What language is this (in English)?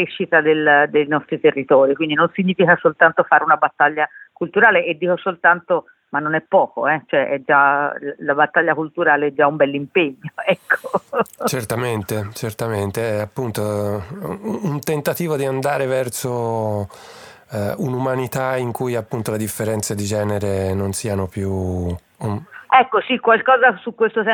Italian